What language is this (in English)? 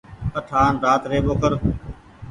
Goaria